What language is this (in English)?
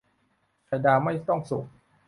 Thai